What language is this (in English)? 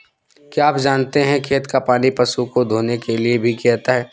Hindi